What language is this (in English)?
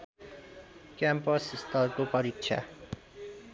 Nepali